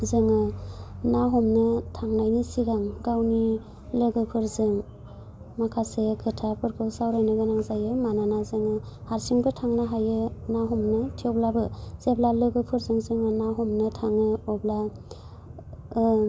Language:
Bodo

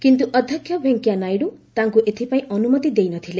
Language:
Odia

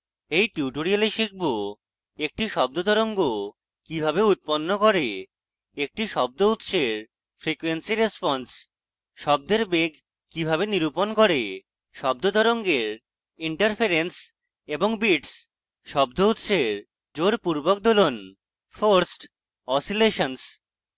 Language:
Bangla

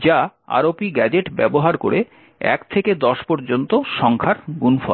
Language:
Bangla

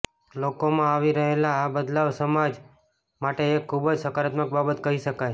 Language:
Gujarati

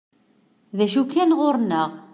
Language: Kabyle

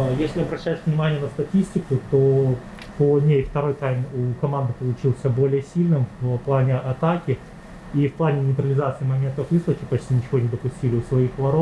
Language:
Russian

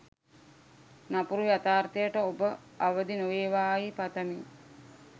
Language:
Sinhala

